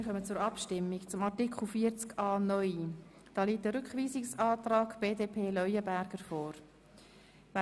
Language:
Swiss German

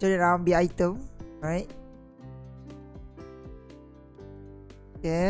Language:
Malay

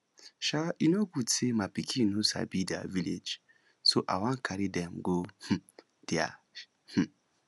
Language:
Nigerian Pidgin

